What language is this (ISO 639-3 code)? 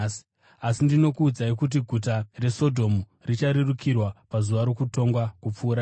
sna